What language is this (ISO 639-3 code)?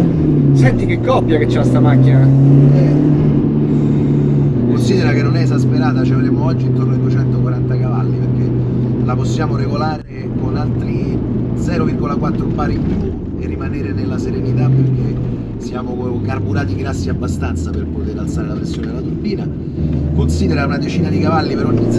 ita